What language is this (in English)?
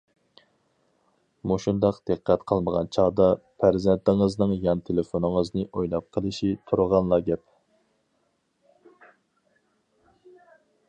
Uyghur